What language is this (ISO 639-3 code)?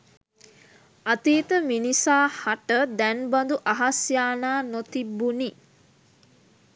sin